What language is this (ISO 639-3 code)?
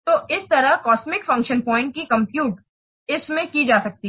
hin